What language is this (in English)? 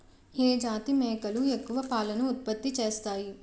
Telugu